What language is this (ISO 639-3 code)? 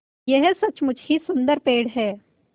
hin